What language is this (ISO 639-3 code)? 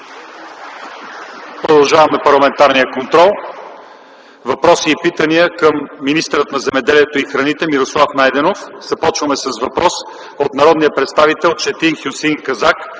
bul